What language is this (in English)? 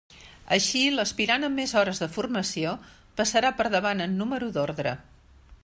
Catalan